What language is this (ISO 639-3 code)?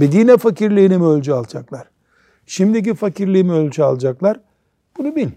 tur